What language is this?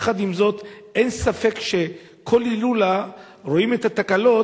Hebrew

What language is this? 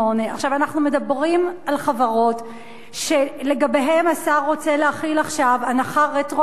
Hebrew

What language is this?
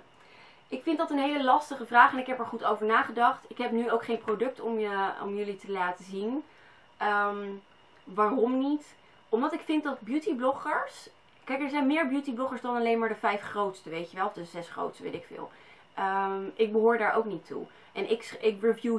Dutch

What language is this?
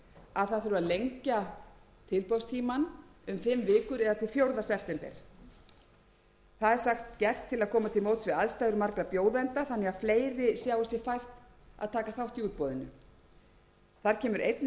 Icelandic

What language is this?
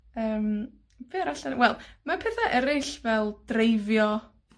Welsh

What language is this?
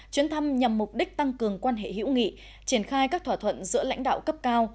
Vietnamese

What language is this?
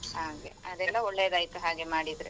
Kannada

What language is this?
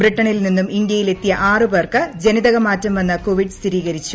Malayalam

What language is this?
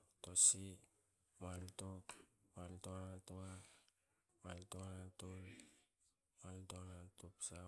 Hakö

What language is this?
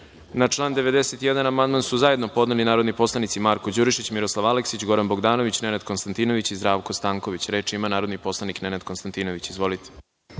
Serbian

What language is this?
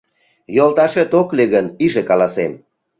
Mari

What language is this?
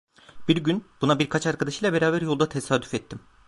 Turkish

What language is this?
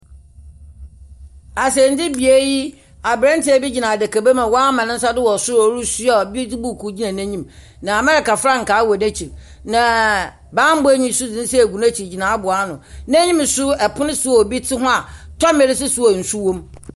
Akan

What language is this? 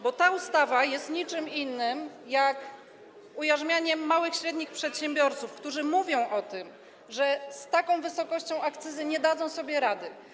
Polish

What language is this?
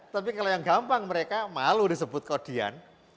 Indonesian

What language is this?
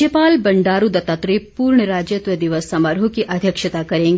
Hindi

